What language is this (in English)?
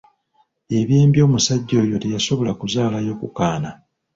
Ganda